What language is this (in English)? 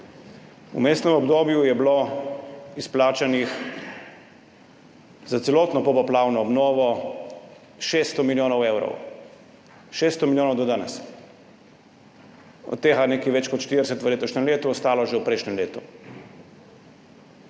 Slovenian